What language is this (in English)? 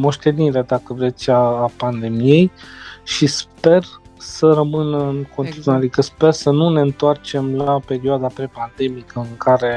Romanian